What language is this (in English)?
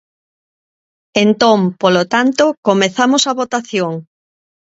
Galician